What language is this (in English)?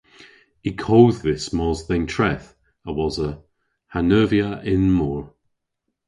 Cornish